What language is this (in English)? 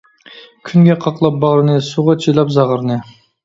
Uyghur